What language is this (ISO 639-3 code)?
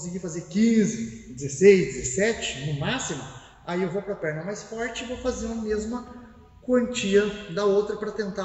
por